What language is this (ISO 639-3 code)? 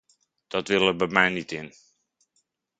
nld